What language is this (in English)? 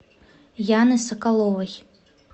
Russian